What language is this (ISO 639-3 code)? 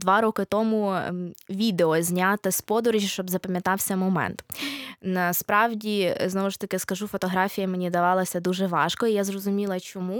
ukr